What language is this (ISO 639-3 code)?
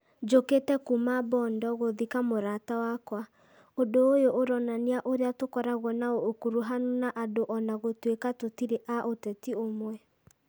kik